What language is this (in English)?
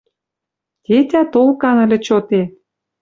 Western Mari